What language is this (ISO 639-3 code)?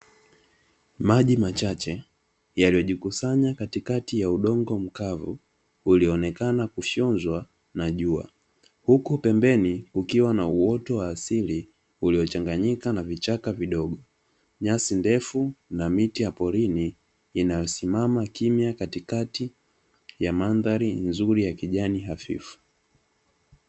swa